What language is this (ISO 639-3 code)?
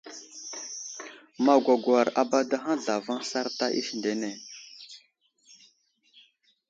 udl